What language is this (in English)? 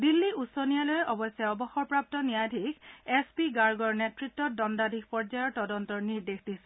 Assamese